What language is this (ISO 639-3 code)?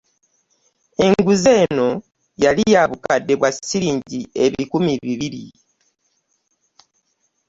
lug